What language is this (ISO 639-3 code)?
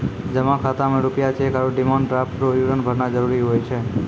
mai